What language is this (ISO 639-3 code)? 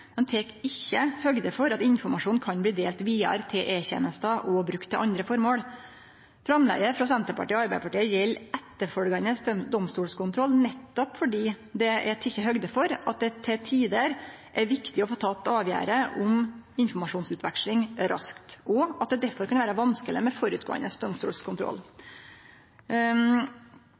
nno